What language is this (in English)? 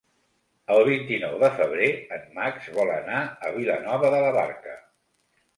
Catalan